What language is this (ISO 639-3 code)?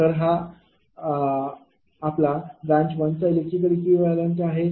mar